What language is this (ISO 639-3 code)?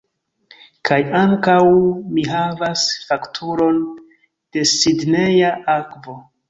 epo